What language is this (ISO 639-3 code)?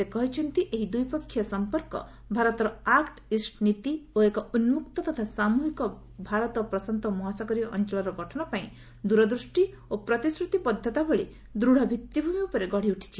ori